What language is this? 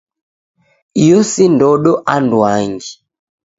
Taita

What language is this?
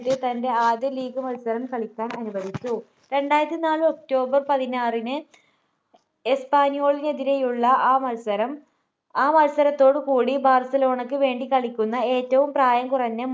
Malayalam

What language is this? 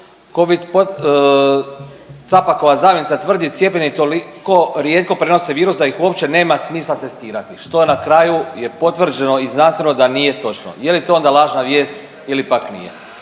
Croatian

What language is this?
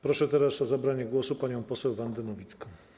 Polish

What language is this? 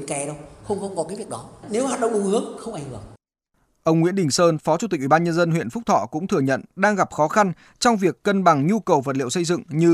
Vietnamese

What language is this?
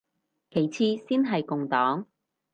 Cantonese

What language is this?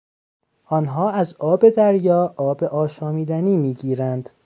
Persian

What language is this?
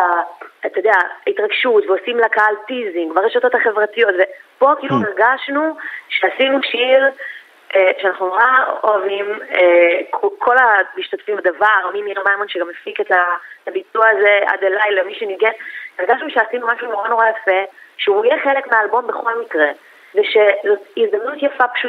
Hebrew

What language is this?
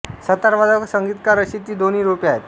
Marathi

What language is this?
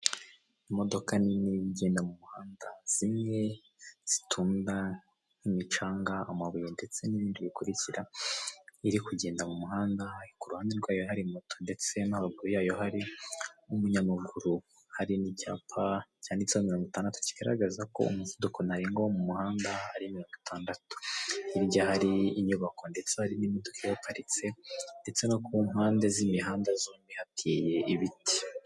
Kinyarwanda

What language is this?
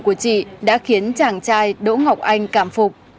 Vietnamese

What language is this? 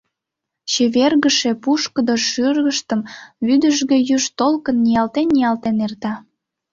Mari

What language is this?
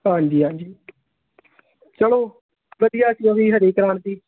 Punjabi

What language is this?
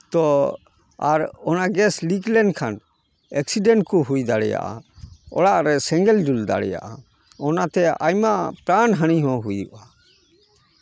Santali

